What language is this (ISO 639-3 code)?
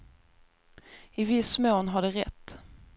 swe